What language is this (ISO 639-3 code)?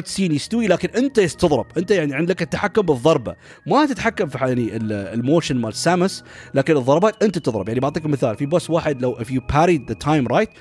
ara